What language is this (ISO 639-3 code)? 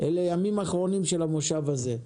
heb